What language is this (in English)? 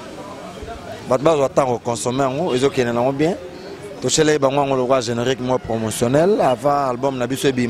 French